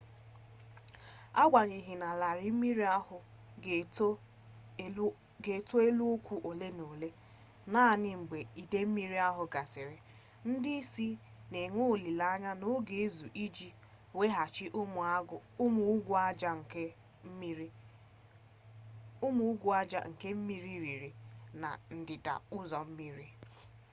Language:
Igbo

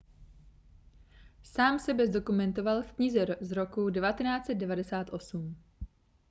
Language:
Czech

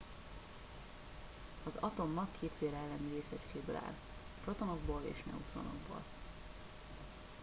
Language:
Hungarian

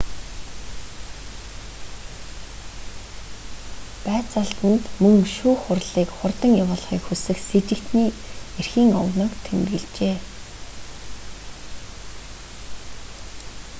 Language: Mongolian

